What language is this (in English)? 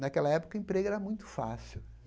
Portuguese